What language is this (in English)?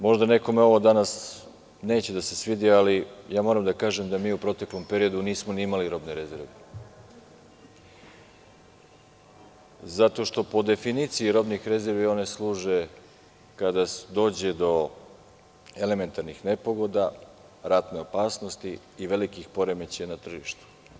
Serbian